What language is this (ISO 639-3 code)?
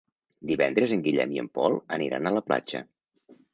cat